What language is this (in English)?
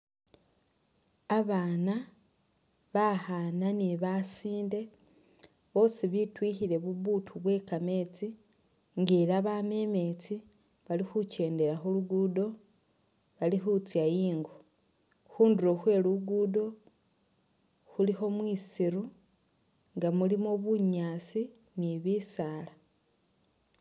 Masaaba